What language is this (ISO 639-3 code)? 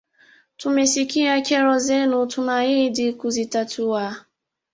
swa